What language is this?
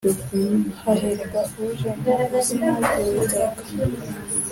Kinyarwanda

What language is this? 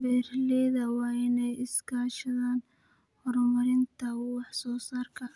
Somali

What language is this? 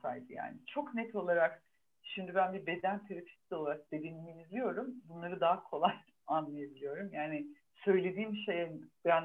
Turkish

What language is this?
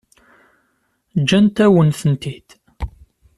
Kabyle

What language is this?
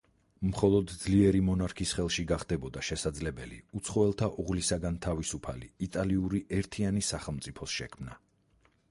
Georgian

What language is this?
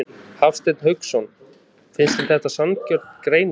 Icelandic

